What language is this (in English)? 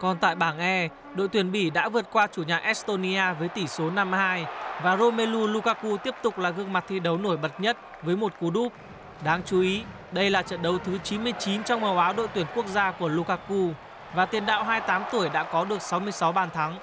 Vietnamese